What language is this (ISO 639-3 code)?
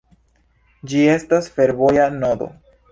epo